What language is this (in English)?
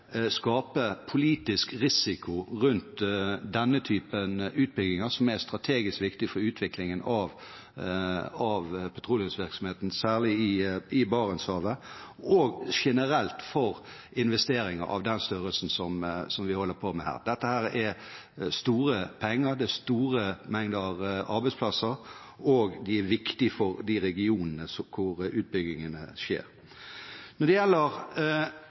Norwegian Bokmål